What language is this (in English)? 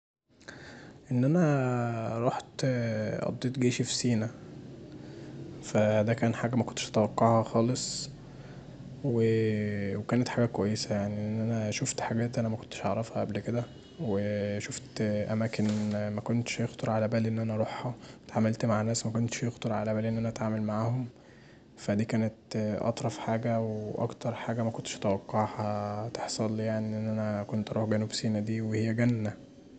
Egyptian Arabic